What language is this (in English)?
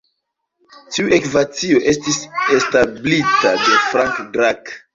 Esperanto